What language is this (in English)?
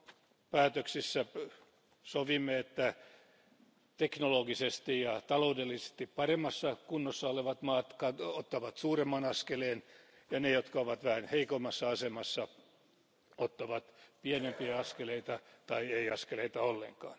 Finnish